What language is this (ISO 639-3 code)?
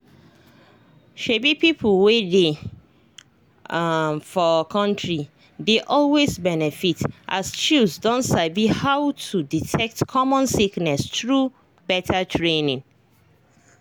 pcm